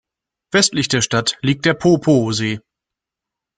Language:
German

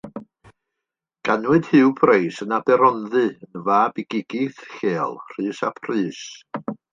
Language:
Welsh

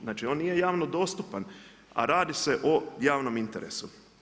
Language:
Croatian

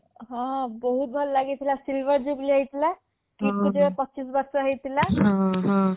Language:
Odia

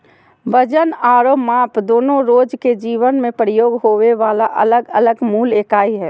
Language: Magahi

